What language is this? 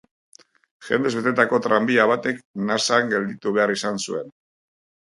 Basque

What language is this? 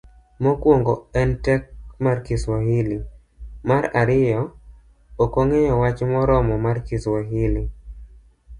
Luo (Kenya and Tanzania)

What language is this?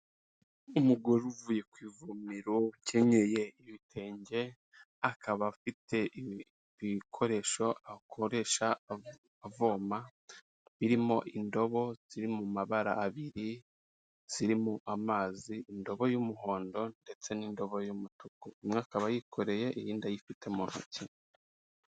Kinyarwanda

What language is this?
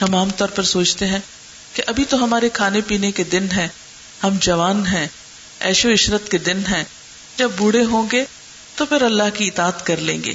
Urdu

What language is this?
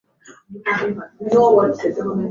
Swahili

